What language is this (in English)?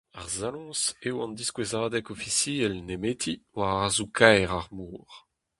Breton